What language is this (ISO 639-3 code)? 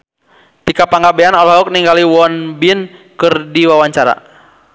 sun